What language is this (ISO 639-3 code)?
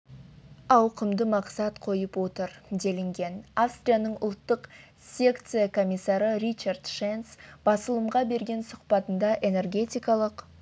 kaz